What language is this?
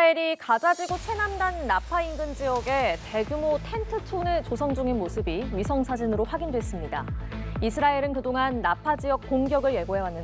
Korean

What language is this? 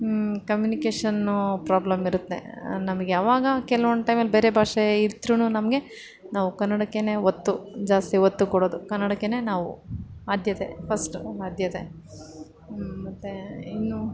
Kannada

